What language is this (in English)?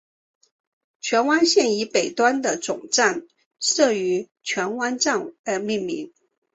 Chinese